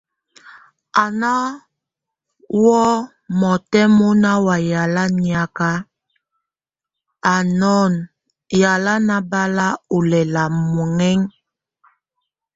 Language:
Tunen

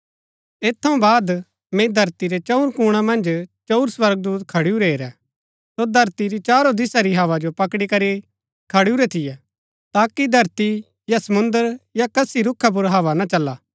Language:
Gaddi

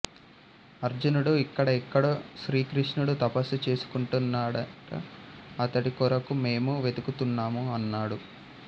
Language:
Telugu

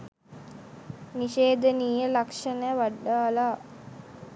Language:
Sinhala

